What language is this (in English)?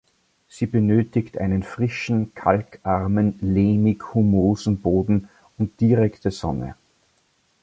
German